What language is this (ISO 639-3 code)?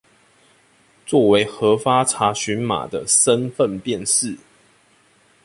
zho